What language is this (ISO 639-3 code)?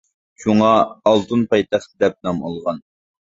uig